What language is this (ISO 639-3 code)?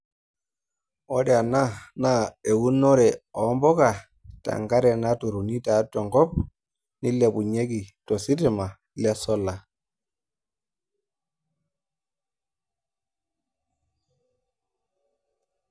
mas